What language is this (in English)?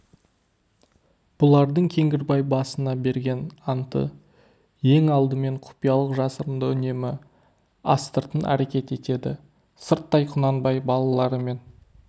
Kazakh